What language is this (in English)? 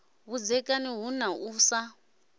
Venda